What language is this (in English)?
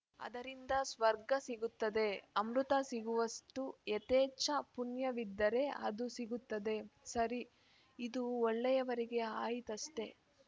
Kannada